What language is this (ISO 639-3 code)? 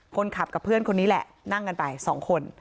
tha